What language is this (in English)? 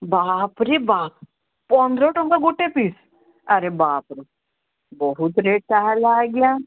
Odia